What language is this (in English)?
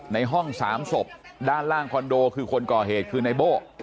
Thai